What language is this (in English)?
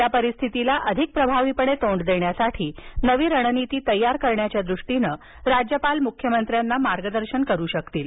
Marathi